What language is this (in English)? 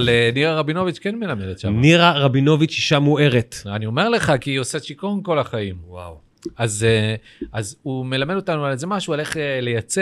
Hebrew